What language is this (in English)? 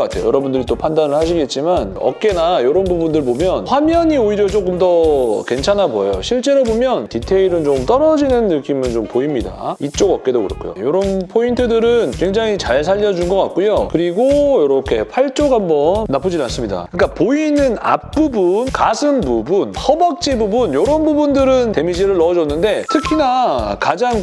Korean